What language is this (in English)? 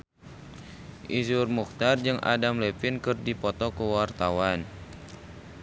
Sundanese